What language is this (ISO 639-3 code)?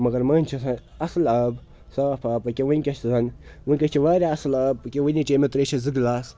kas